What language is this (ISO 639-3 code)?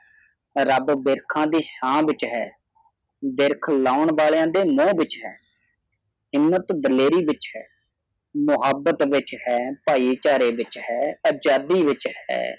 pan